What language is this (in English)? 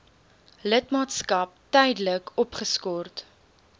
Afrikaans